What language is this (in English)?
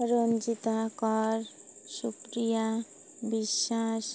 Odia